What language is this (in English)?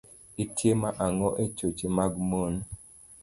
Luo (Kenya and Tanzania)